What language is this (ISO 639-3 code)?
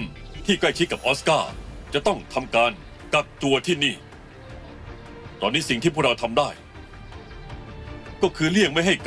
tha